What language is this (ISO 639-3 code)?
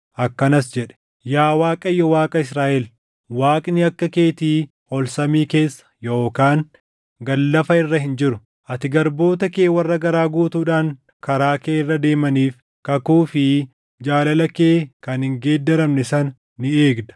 orm